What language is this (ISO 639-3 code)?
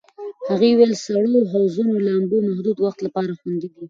pus